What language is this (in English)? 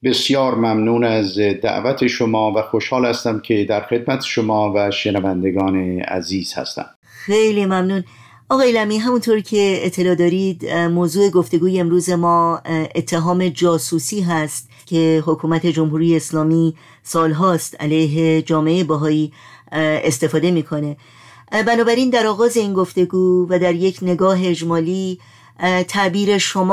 Persian